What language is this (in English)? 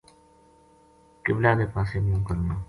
Gujari